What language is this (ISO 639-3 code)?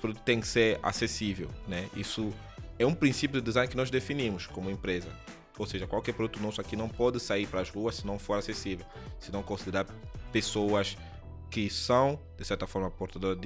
por